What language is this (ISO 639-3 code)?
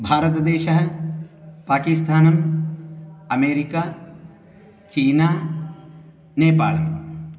san